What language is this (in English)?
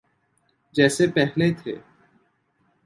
Urdu